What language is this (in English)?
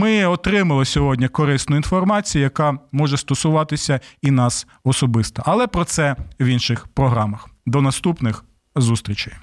Ukrainian